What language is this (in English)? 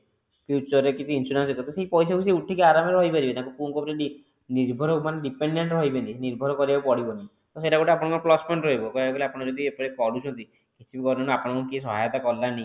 Odia